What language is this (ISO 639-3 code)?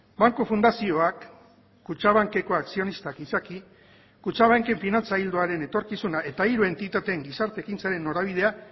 eus